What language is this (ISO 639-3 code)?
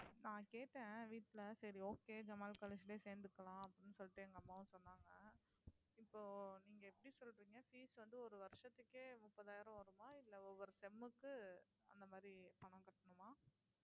tam